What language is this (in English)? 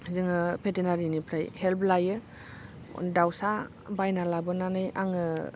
Bodo